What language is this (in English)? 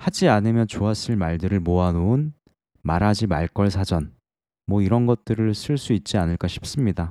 Korean